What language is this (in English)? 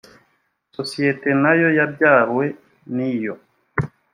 Kinyarwanda